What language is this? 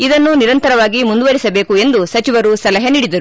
Kannada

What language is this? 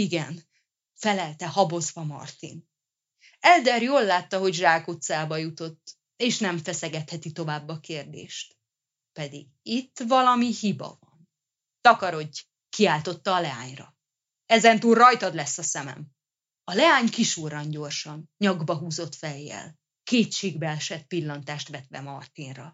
Hungarian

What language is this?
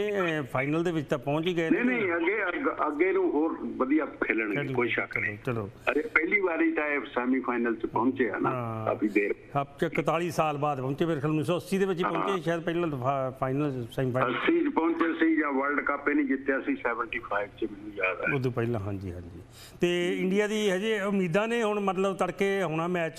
Hindi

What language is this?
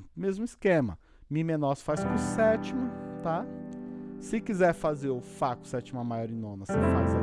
Portuguese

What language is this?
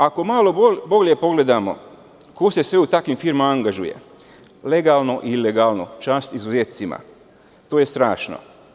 Serbian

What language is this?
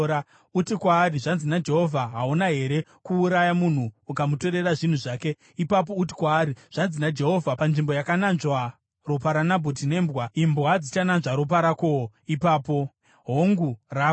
Shona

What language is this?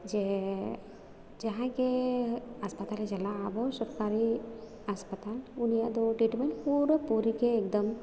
Santali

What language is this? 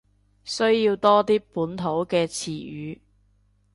Cantonese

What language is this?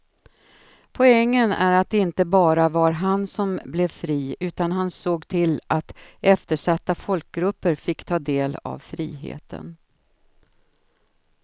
Swedish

